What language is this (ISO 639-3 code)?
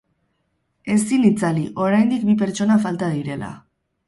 eus